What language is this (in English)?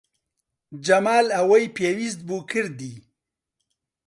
Central Kurdish